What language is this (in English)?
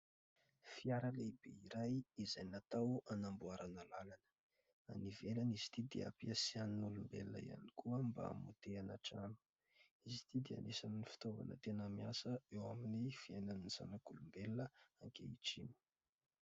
Malagasy